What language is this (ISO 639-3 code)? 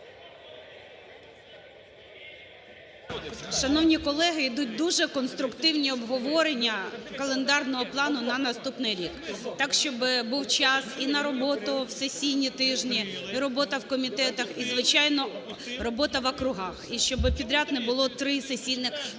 ukr